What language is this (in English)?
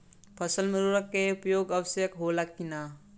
Bhojpuri